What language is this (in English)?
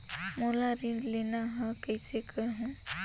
Chhattisgarhi